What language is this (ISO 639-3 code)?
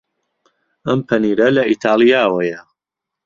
ckb